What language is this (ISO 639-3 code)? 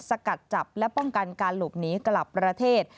tha